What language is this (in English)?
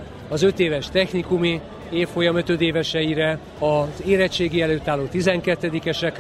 Hungarian